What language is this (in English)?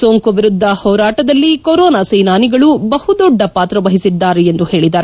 Kannada